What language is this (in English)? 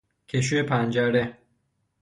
Persian